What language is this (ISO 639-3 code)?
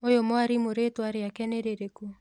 kik